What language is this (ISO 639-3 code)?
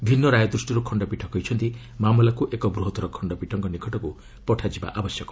ori